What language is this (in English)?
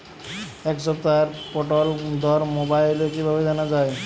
Bangla